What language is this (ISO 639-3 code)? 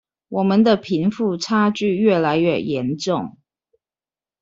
zho